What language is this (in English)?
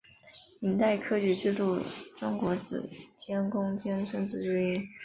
Chinese